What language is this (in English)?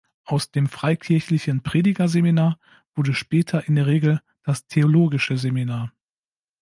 German